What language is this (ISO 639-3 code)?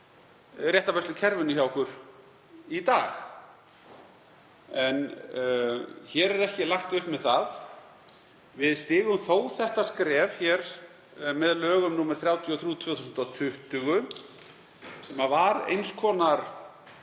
isl